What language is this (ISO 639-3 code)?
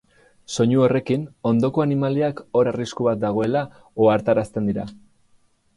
eus